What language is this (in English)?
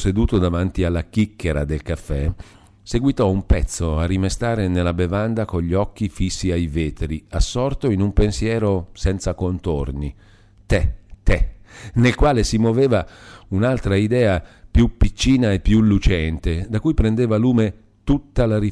Italian